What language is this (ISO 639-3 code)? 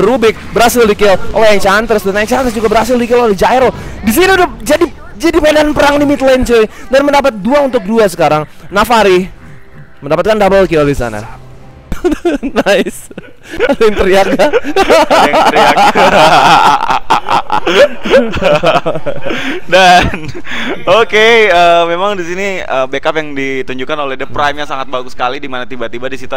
ind